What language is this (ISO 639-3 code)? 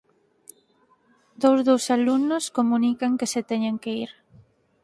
glg